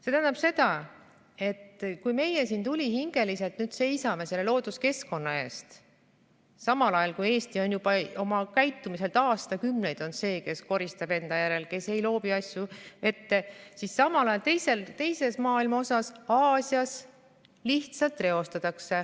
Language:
Estonian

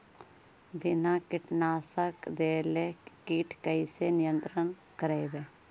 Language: Magahi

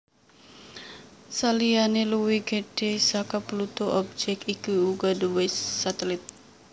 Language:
Javanese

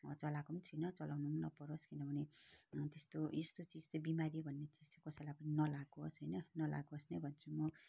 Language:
Nepali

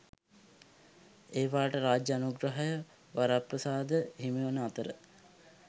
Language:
Sinhala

